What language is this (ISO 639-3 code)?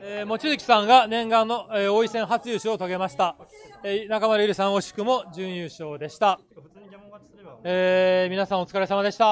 jpn